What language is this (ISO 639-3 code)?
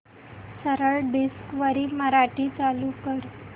mar